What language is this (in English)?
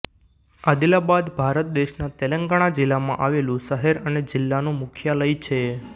Gujarati